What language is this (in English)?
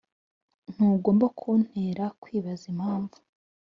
Kinyarwanda